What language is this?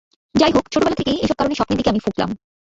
Bangla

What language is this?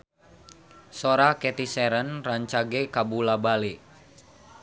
Sundanese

